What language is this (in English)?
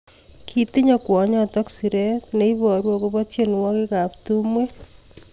Kalenjin